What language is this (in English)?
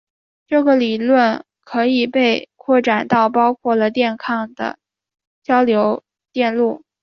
Chinese